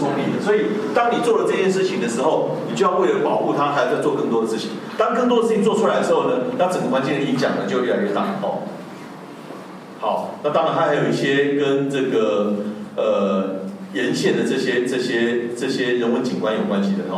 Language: Chinese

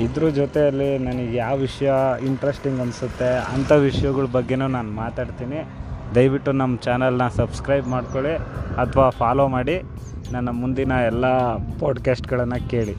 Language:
Kannada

